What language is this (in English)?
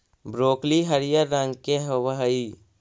Magahi